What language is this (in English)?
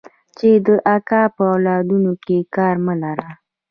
Pashto